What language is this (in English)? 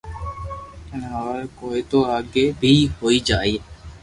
Loarki